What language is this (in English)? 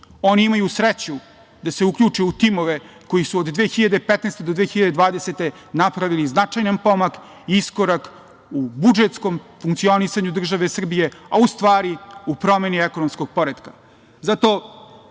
Serbian